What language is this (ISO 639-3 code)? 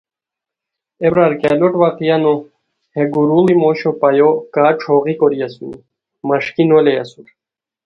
khw